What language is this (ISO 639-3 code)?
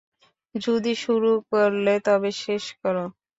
ben